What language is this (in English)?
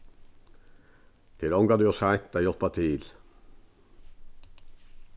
Faroese